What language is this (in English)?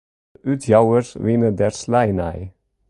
Western Frisian